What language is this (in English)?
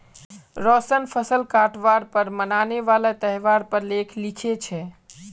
Magahi